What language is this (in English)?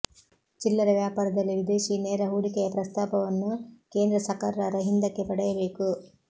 Kannada